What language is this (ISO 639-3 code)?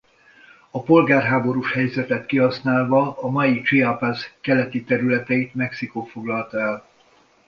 hun